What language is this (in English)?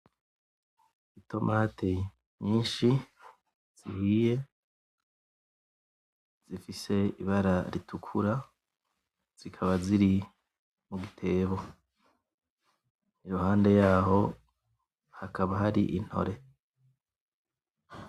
Rundi